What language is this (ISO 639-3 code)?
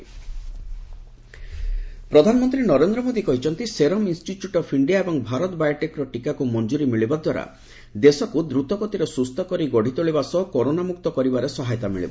ori